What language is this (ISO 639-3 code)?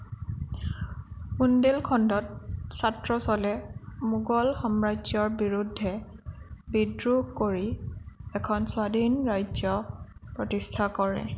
asm